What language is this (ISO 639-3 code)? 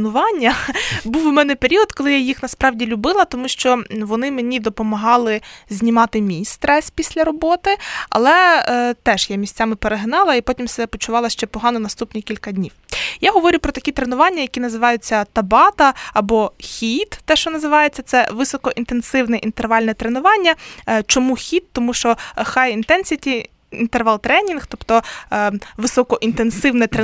ukr